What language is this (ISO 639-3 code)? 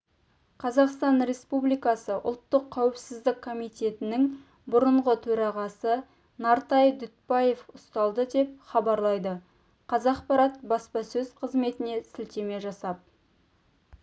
kaz